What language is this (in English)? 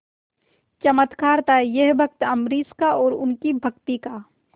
Hindi